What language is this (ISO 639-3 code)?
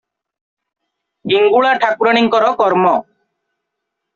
ori